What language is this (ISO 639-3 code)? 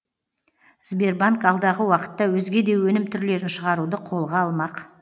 kaz